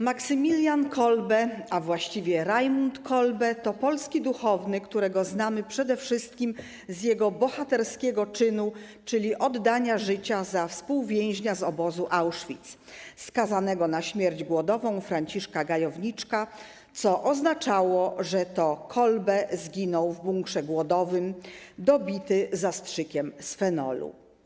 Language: Polish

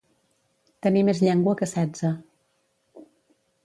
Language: Catalan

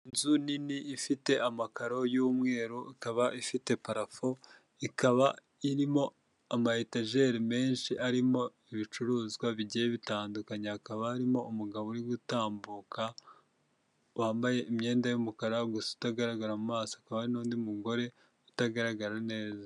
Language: Kinyarwanda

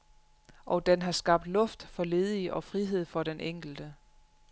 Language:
Danish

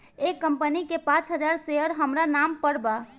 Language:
Bhojpuri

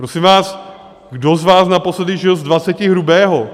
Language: Czech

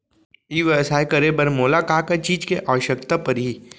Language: Chhattisgarhi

